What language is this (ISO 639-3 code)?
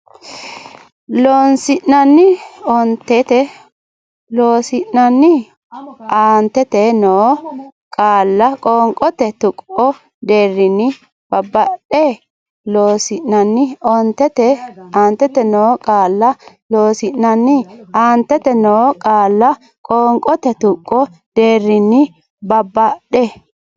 sid